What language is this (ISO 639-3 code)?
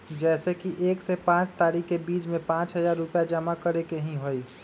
mag